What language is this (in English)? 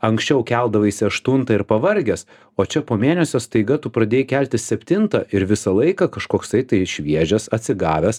Lithuanian